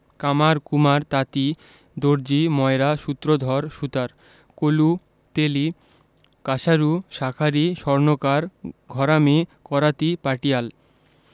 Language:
Bangla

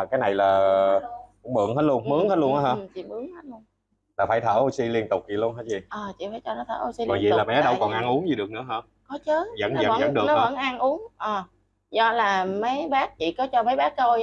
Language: Vietnamese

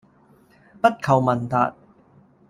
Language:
Cantonese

